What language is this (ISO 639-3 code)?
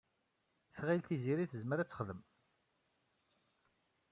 kab